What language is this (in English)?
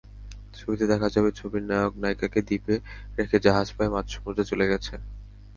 Bangla